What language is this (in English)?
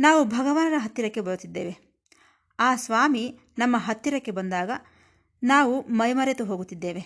Kannada